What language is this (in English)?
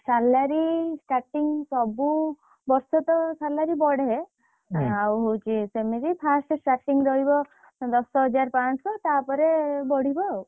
Odia